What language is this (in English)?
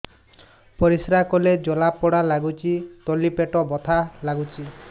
Odia